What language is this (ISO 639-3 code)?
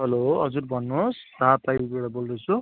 nep